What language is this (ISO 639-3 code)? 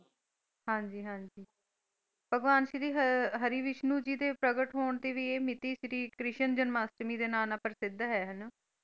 pan